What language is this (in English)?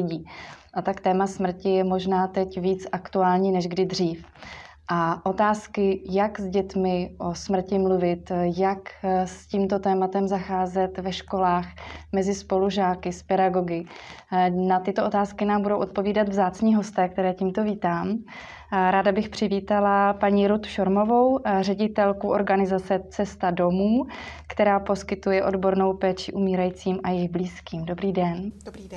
Czech